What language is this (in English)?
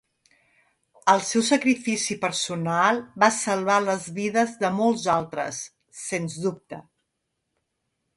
Catalan